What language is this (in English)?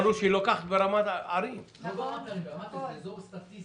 Hebrew